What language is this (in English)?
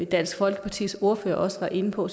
Danish